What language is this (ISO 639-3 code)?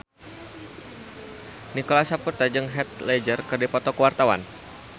sun